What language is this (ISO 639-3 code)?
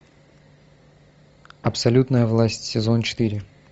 rus